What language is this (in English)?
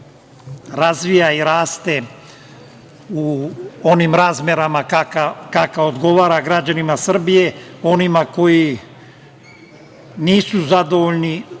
Serbian